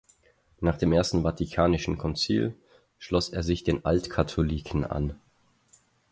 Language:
German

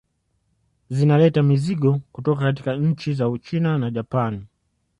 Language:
Swahili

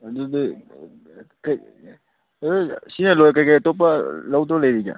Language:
Manipuri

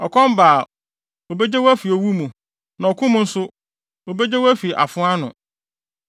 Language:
Akan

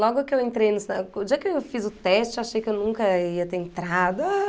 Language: Portuguese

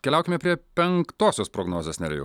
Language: Lithuanian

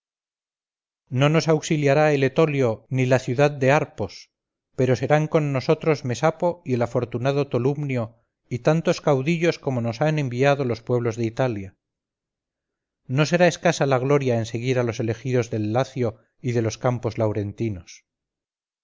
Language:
Spanish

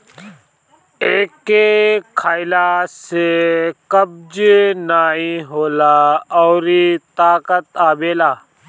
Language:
Bhojpuri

